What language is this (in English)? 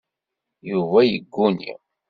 Kabyle